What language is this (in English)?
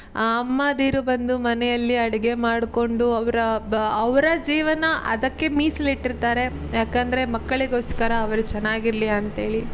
Kannada